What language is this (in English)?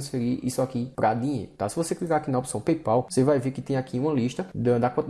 Portuguese